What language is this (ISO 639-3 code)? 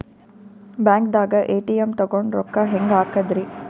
kan